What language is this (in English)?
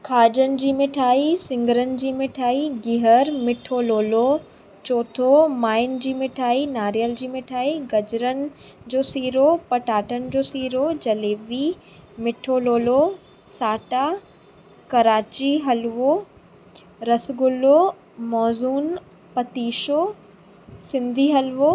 Sindhi